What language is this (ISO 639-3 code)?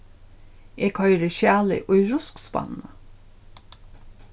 fao